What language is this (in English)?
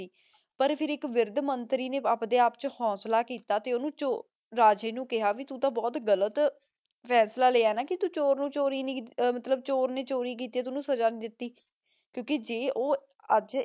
Punjabi